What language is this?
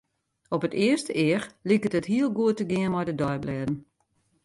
Western Frisian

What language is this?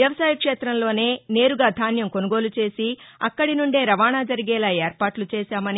Telugu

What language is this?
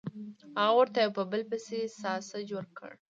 Pashto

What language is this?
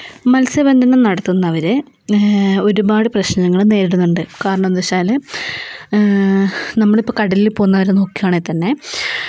Malayalam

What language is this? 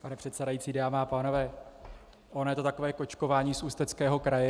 Czech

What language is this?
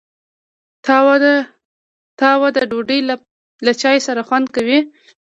Pashto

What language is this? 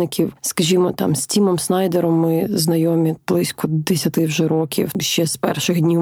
Ukrainian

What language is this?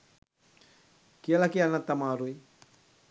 Sinhala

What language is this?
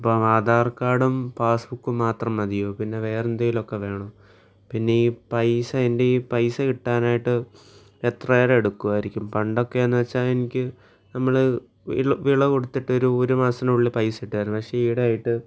Malayalam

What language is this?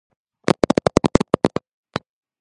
Georgian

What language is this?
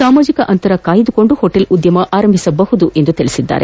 Kannada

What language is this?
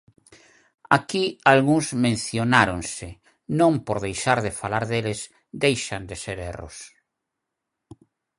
Galician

